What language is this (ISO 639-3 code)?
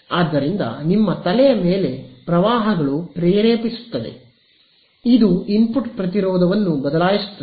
kan